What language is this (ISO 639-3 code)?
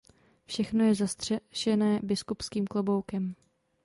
ces